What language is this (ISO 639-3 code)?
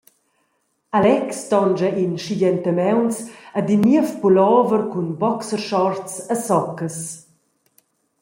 roh